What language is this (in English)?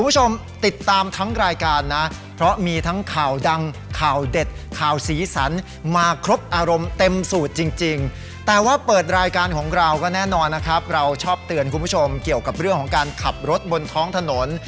Thai